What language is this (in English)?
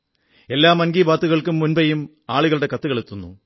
Malayalam